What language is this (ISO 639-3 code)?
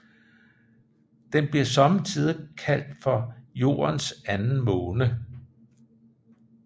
dan